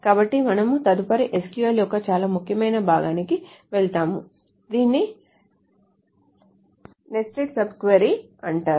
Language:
Telugu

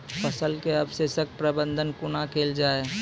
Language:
Maithili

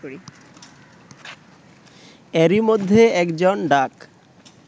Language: Bangla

